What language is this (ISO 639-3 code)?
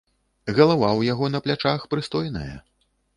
bel